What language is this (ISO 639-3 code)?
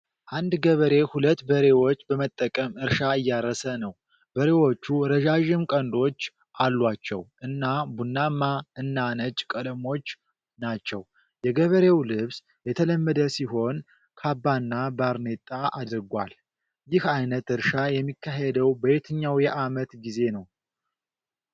amh